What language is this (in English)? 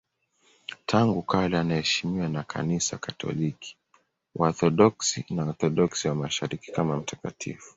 Swahili